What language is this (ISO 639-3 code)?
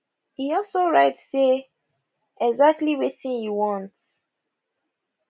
pcm